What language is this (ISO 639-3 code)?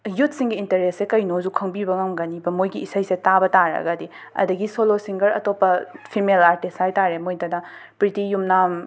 mni